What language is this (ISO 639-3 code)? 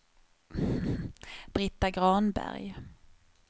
swe